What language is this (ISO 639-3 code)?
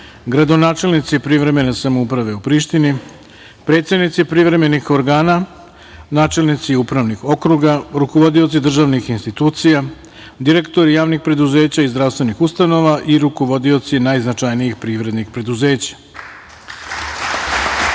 srp